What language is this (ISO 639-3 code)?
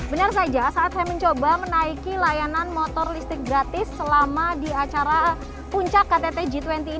ind